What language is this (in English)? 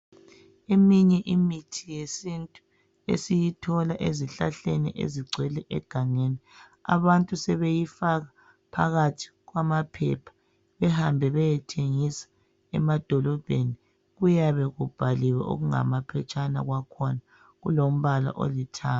North Ndebele